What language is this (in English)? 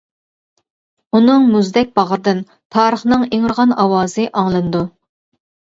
Uyghur